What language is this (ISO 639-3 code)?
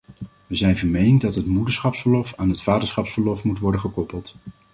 nld